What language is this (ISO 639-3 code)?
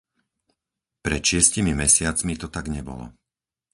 slk